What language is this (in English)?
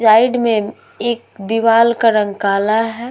Hindi